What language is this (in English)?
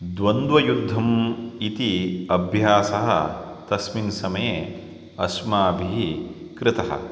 Sanskrit